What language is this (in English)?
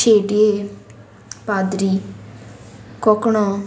Konkani